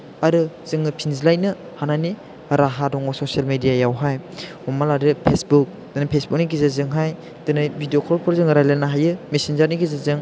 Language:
Bodo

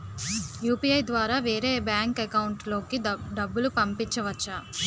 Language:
Telugu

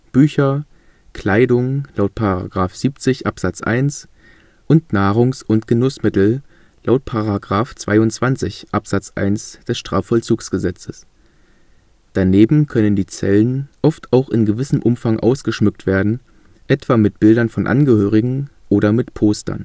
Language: German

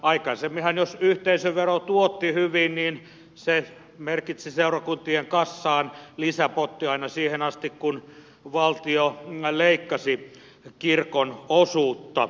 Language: Finnish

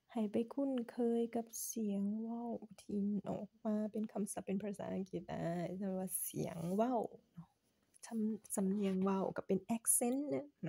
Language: Thai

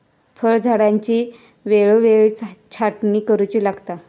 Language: Marathi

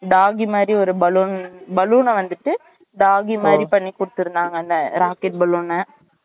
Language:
Tamil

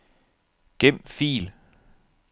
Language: Danish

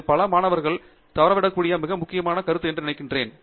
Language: Tamil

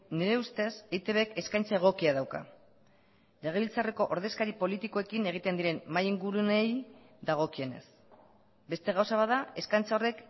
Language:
Basque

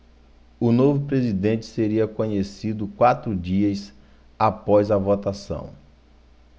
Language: Portuguese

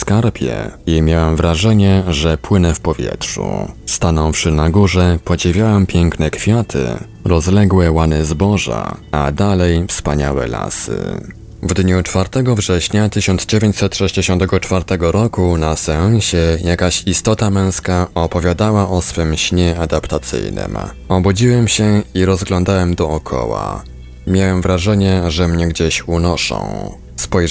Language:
Polish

